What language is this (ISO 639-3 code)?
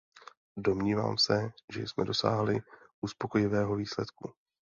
ces